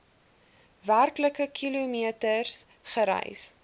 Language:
Afrikaans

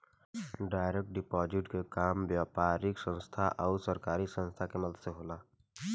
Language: Bhojpuri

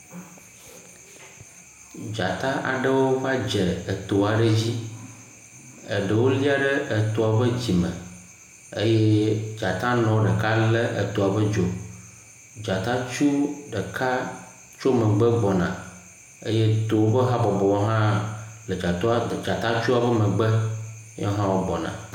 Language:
Ewe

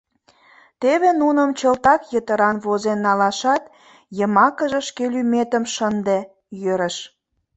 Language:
Mari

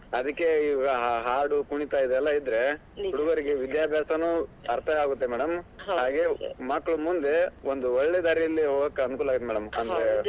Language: Kannada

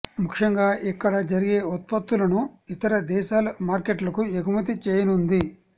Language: Telugu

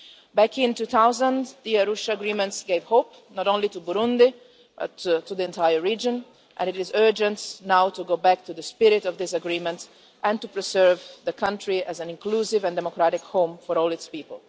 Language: English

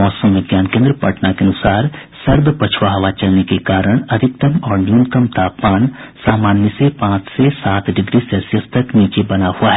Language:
Hindi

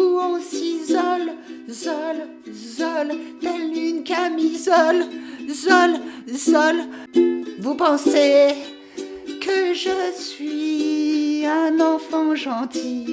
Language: French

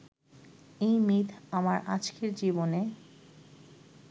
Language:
Bangla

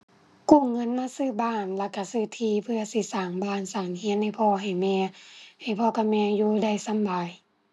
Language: Thai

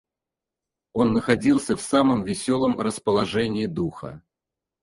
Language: Russian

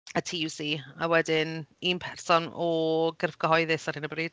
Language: Welsh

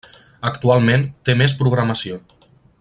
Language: Catalan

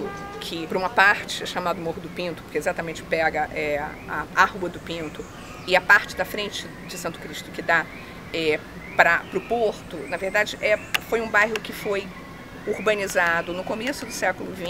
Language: Portuguese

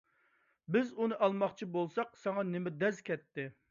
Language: Uyghur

